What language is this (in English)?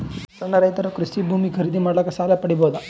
Kannada